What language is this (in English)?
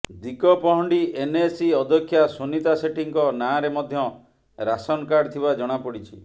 Odia